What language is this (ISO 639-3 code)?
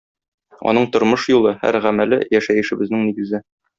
tat